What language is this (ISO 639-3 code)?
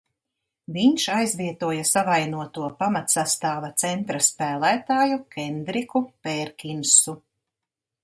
lav